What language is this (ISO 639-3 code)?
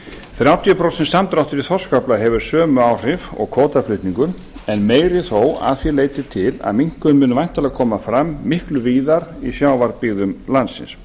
isl